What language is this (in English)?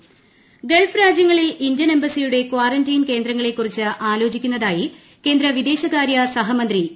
Malayalam